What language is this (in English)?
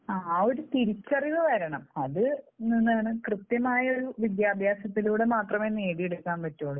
Malayalam